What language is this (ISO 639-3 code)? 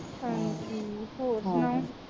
pan